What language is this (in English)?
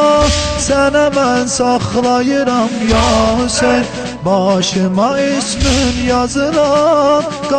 Azerbaijani